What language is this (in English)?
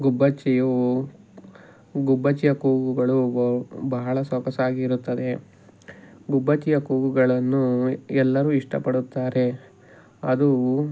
Kannada